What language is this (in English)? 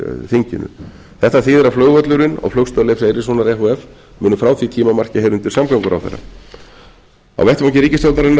Icelandic